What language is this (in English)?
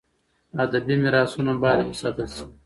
Pashto